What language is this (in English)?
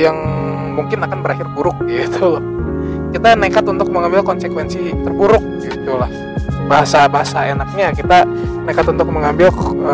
Indonesian